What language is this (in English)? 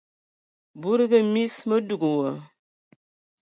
Ewondo